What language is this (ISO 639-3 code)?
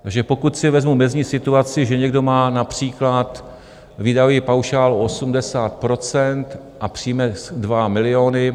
ces